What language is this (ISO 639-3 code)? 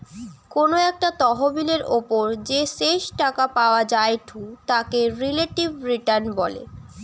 ben